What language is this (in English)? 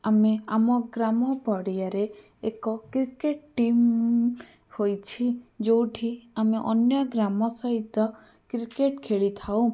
Odia